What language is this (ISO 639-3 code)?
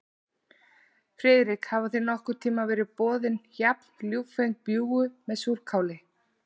isl